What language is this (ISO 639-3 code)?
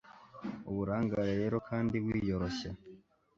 kin